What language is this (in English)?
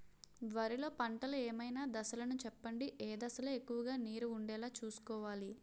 Telugu